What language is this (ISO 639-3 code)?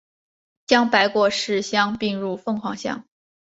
zho